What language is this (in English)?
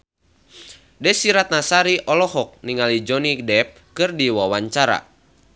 Sundanese